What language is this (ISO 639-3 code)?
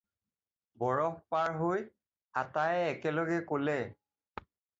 asm